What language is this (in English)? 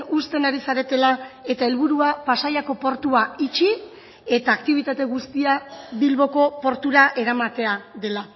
Basque